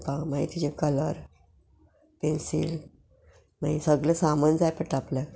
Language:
Konkani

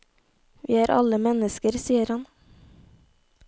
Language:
Norwegian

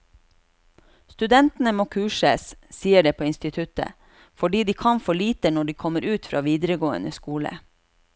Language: Norwegian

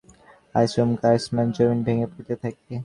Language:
Bangla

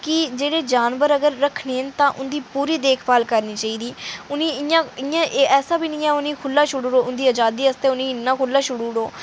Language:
Dogri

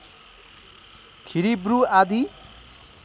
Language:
Nepali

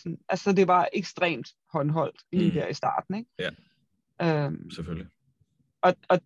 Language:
Danish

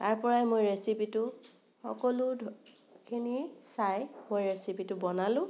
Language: Assamese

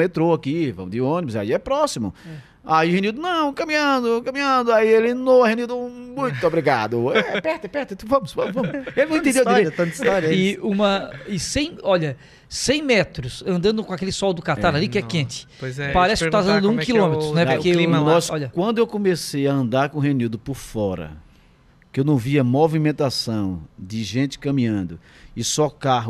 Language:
Portuguese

